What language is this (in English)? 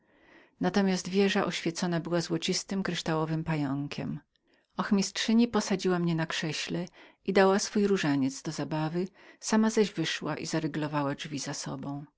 Polish